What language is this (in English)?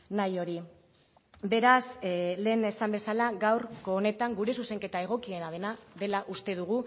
Basque